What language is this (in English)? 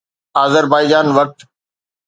Sindhi